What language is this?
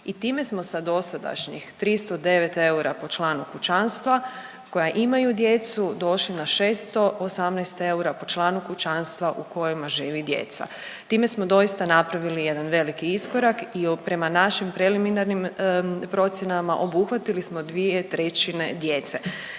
Croatian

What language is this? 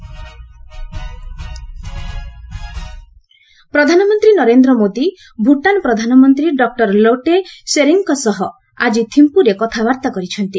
Odia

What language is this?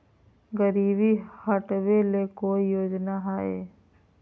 Magahi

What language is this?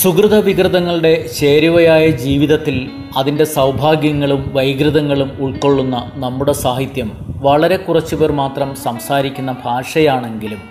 Malayalam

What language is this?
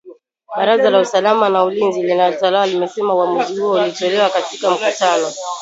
Swahili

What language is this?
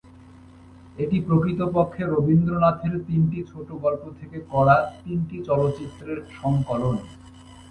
Bangla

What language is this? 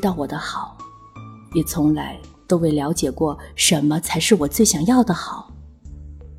Chinese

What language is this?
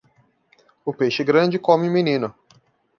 Portuguese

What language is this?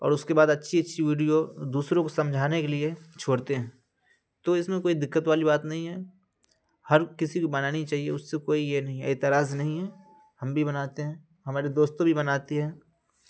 Urdu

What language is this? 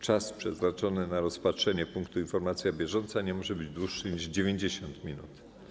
Polish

